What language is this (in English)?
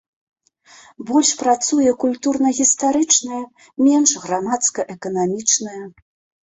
Belarusian